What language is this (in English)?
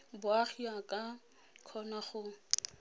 Tswana